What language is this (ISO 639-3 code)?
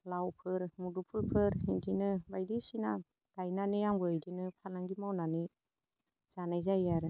brx